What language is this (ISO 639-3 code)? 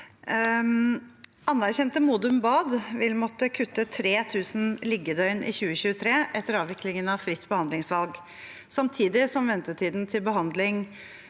nor